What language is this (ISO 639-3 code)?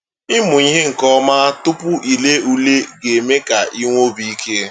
ibo